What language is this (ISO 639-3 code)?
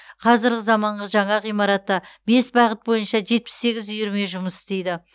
kaz